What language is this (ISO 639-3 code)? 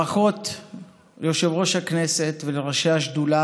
heb